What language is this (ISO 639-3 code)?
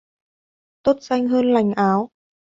vie